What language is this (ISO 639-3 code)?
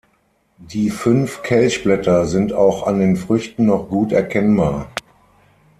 deu